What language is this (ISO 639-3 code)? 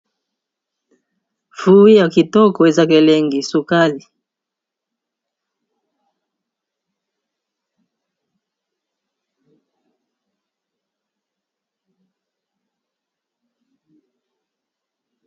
lin